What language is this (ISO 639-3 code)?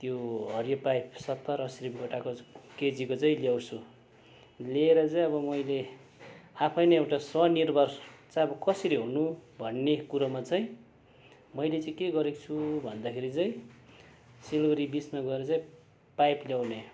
nep